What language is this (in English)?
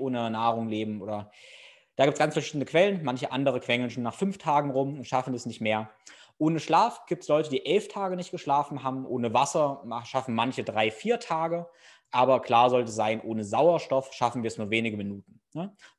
German